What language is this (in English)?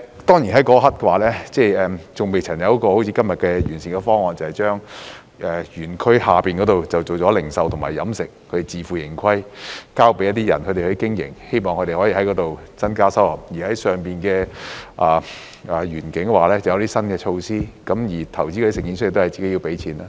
Cantonese